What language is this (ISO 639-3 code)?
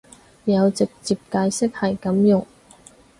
yue